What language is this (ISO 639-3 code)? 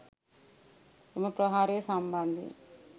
sin